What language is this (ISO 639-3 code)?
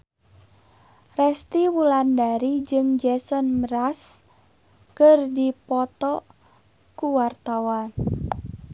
sun